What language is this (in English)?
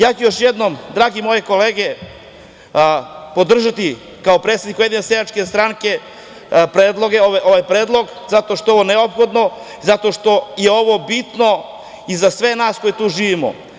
Serbian